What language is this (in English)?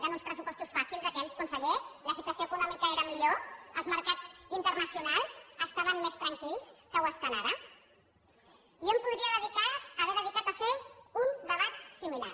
Catalan